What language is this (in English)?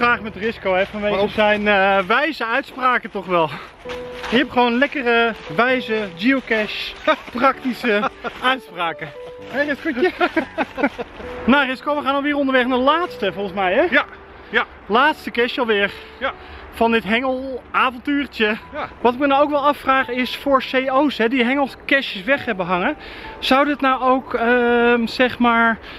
Dutch